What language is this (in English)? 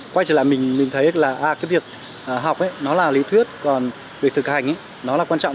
Vietnamese